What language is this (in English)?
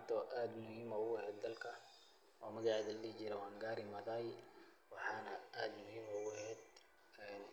Somali